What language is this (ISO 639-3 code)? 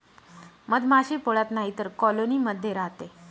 mar